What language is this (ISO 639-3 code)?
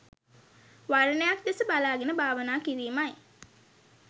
sin